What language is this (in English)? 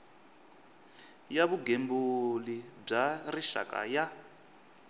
Tsonga